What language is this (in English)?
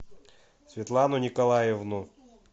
Russian